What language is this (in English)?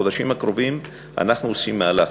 Hebrew